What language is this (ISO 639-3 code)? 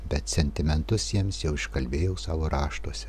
lit